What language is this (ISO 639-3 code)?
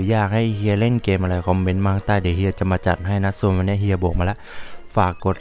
tha